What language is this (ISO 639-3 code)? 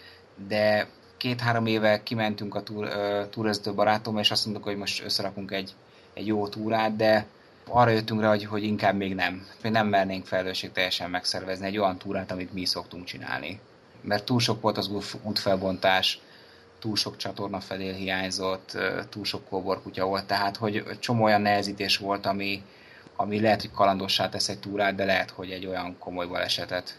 hun